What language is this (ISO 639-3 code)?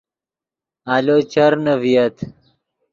ydg